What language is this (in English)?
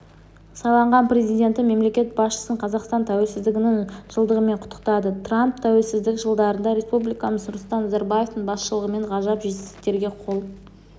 Kazakh